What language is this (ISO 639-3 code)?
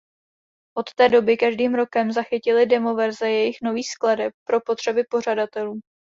ces